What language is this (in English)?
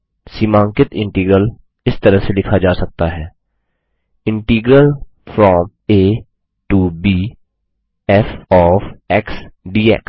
Hindi